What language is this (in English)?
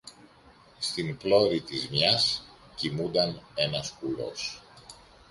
Greek